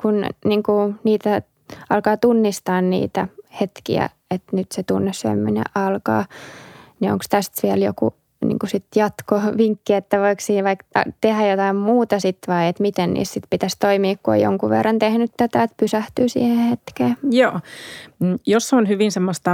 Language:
Finnish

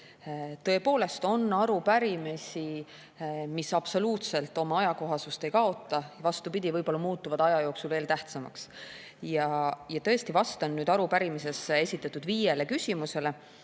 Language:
Estonian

